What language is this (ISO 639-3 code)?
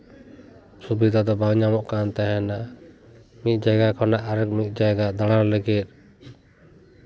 sat